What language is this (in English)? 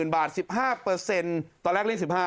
Thai